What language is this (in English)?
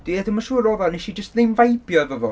Welsh